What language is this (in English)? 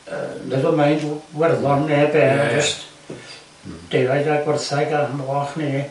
Welsh